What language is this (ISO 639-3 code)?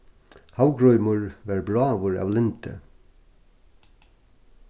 fao